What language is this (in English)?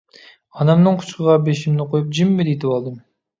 Uyghur